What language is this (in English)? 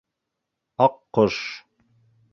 Bashkir